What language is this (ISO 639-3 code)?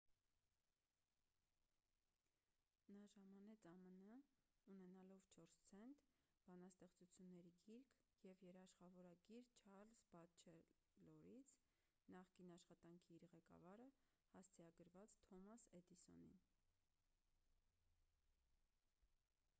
hye